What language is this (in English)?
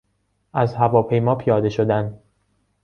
Persian